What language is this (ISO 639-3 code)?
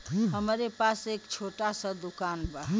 bho